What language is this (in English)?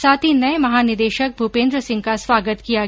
Hindi